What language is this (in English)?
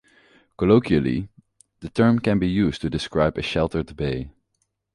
English